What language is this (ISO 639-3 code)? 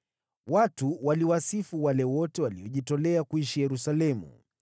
swa